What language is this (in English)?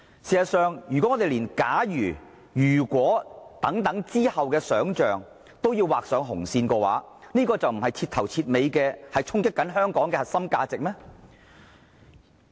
Cantonese